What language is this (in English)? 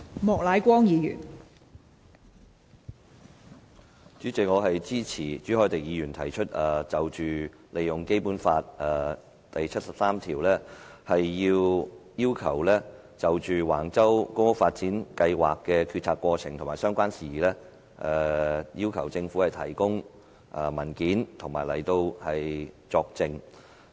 Cantonese